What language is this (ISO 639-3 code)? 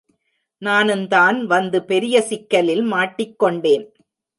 tam